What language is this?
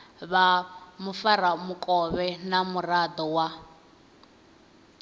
Venda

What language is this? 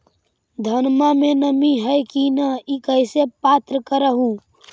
Magahi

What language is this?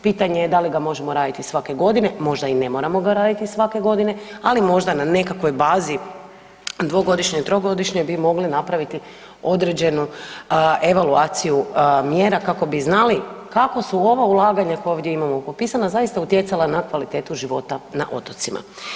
Croatian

